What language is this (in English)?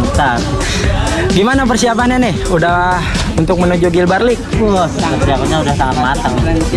Indonesian